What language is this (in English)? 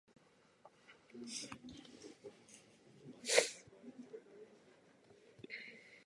Japanese